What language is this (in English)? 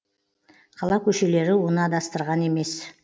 Kazakh